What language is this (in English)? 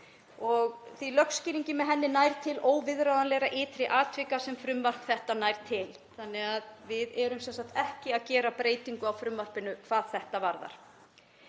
Icelandic